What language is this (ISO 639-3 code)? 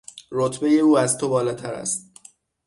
fas